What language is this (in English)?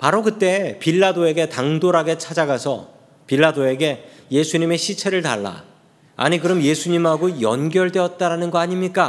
Korean